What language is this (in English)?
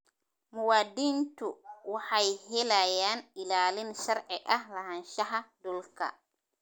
Somali